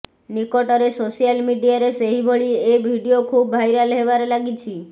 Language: Odia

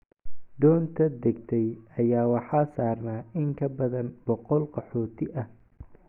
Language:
Somali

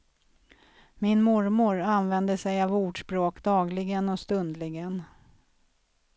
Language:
Swedish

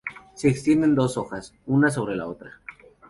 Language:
Spanish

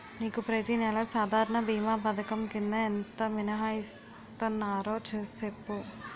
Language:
Telugu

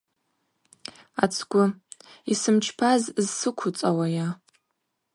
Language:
Abaza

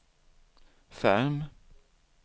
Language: Swedish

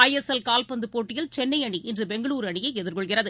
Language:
Tamil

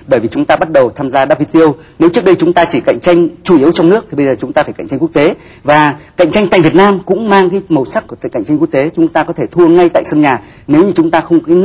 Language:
Vietnamese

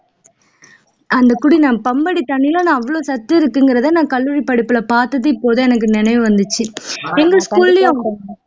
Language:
Tamil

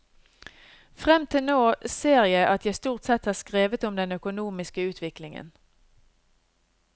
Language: Norwegian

